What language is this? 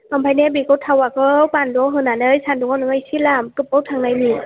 Bodo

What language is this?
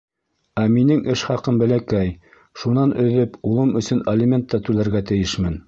Bashkir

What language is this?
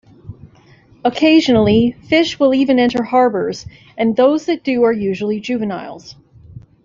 English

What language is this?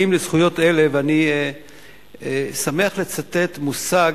Hebrew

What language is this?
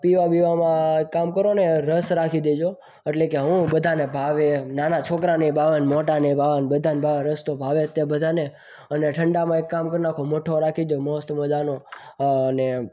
Gujarati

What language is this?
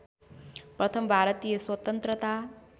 Nepali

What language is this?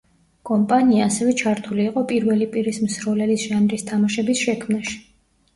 Georgian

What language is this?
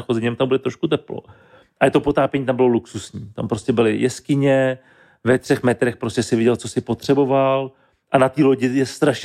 Czech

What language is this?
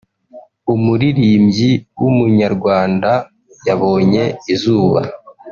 Kinyarwanda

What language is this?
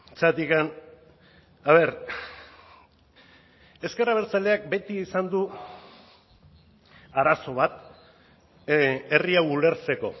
Basque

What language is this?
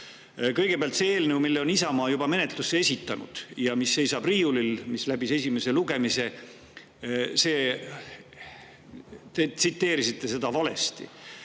Estonian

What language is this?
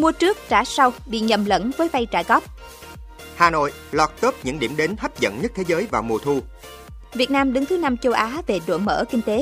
Vietnamese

